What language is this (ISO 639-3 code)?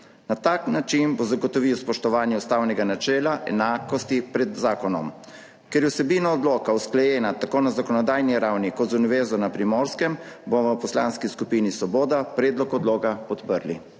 slv